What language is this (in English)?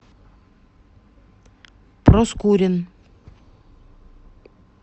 Russian